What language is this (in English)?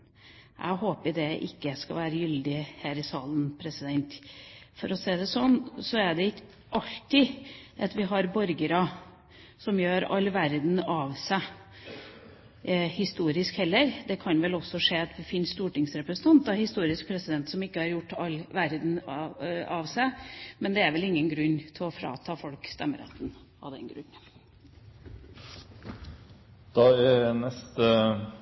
Norwegian Bokmål